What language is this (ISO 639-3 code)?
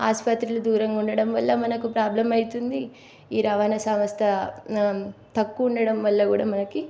tel